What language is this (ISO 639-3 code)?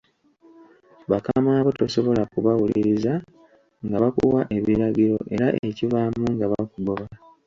lug